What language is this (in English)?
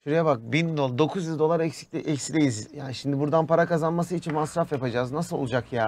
Turkish